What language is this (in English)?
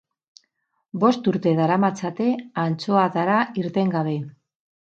Basque